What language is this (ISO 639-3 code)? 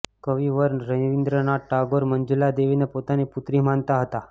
guj